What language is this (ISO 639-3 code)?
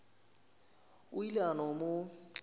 nso